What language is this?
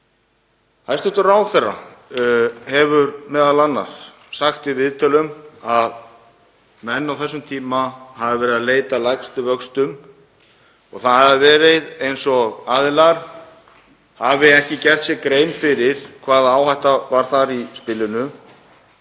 Icelandic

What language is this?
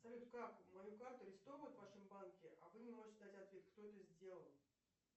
Russian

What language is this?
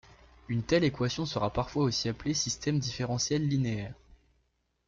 French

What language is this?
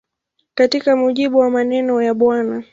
Swahili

